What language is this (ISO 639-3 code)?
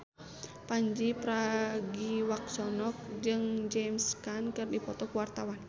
sun